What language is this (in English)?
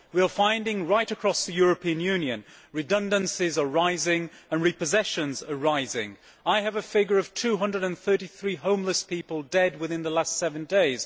English